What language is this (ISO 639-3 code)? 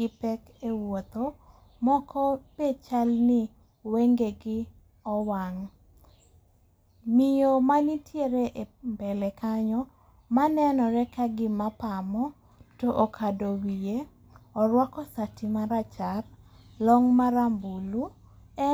luo